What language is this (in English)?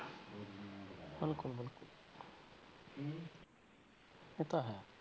Punjabi